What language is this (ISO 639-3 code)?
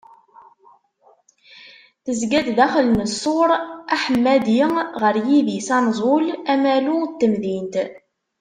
kab